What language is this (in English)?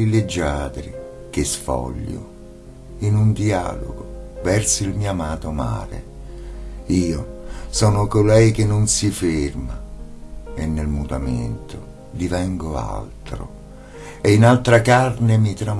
Italian